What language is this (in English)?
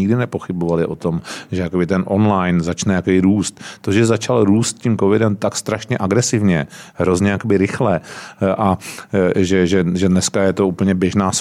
Czech